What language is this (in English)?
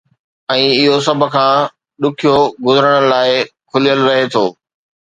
Sindhi